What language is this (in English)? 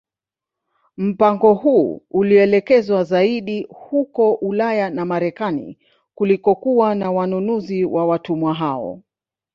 Swahili